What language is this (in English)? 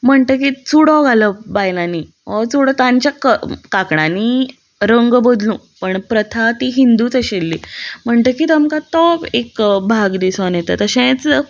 Konkani